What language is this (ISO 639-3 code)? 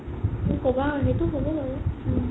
asm